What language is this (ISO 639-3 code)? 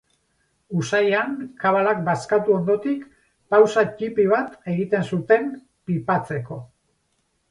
eus